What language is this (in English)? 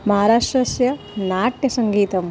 Sanskrit